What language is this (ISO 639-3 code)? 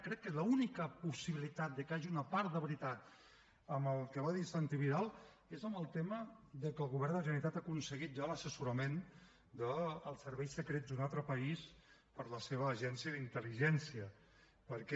cat